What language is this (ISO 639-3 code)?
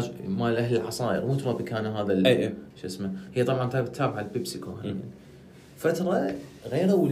ara